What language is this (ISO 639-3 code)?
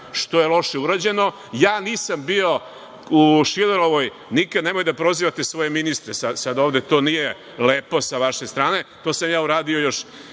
srp